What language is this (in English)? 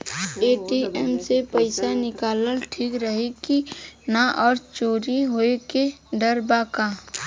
Bhojpuri